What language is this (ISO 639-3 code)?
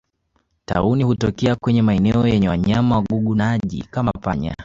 swa